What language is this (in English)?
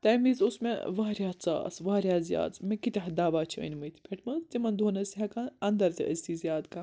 Kashmiri